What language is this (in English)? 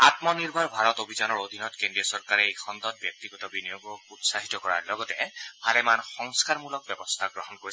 Assamese